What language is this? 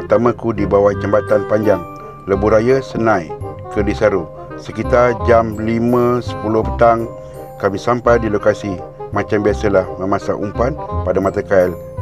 Malay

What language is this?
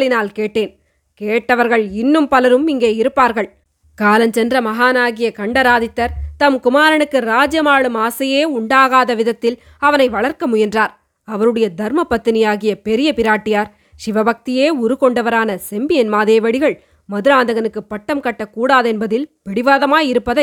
Tamil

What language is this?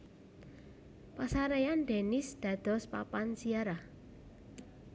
Javanese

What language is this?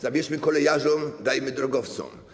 Polish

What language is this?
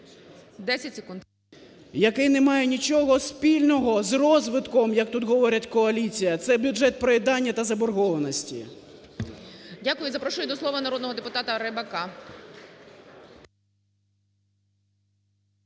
Ukrainian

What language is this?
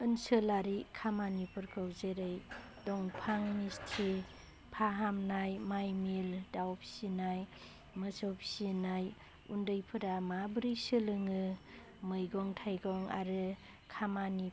Bodo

